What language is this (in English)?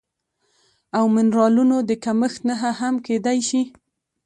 Pashto